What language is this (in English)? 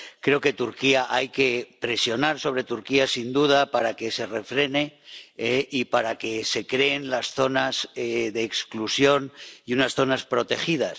Spanish